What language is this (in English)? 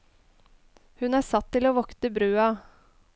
Norwegian